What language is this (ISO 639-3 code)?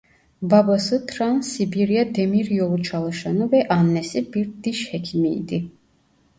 tur